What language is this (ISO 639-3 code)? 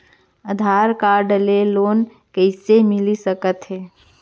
hne